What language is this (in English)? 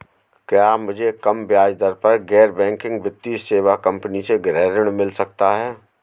Hindi